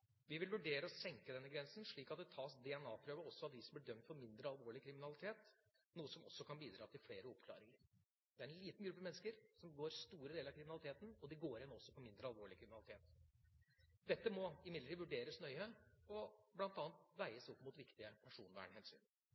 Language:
Norwegian Bokmål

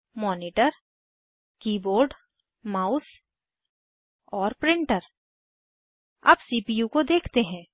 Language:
Hindi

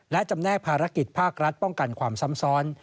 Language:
Thai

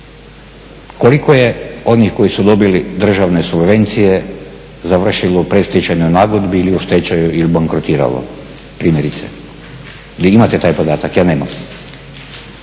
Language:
Croatian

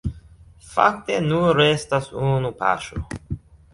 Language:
Esperanto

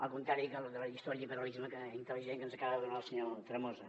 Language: Catalan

